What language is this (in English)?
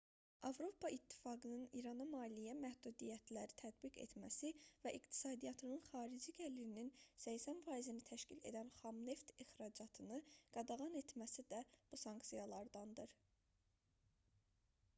Azerbaijani